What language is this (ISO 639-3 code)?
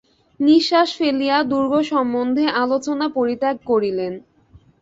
ben